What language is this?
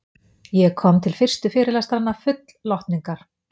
Icelandic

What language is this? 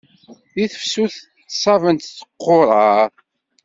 Kabyle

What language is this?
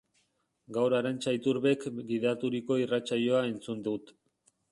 Basque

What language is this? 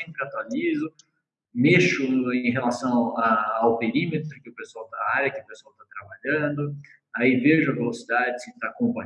Portuguese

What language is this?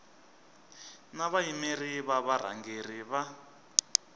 Tsonga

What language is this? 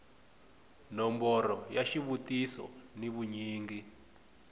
Tsonga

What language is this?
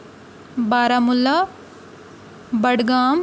Kashmiri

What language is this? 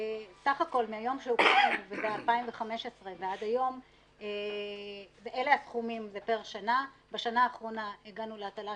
Hebrew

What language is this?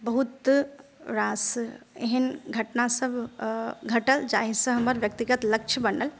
Maithili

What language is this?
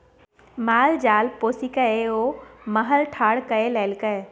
Maithili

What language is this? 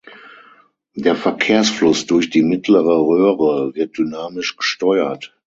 German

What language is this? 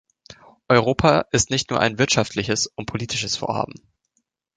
German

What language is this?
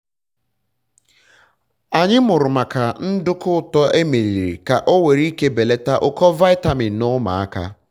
Igbo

